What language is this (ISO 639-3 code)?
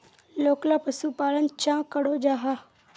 mag